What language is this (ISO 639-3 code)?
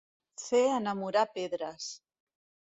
cat